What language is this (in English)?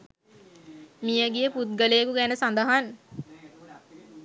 Sinhala